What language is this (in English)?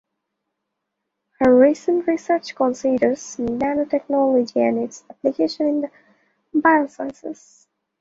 English